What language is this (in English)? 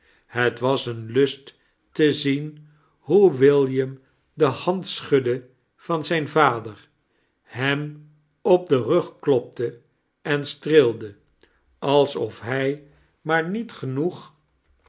Dutch